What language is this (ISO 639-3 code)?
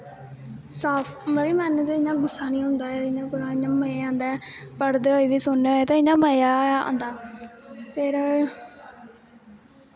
doi